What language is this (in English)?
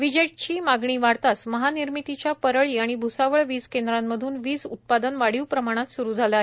Marathi